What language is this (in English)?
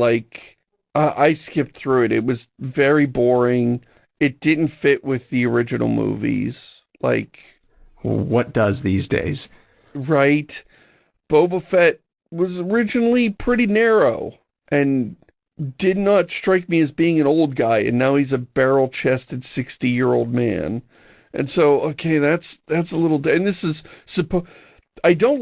English